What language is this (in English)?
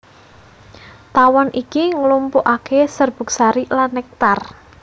Javanese